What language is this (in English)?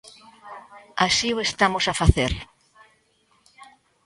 Galician